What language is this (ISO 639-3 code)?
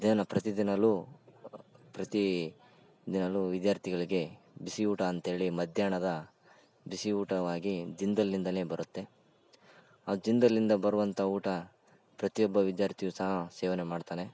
kan